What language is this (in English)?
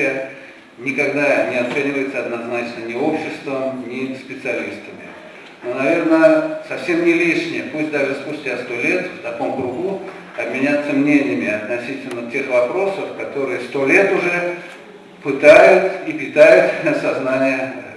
Russian